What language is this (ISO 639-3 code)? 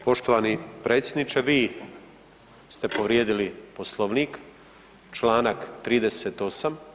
hrv